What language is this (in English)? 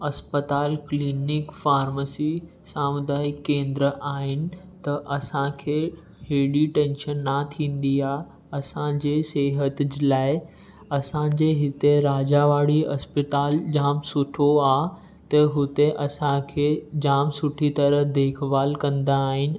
Sindhi